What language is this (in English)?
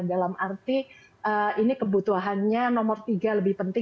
Indonesian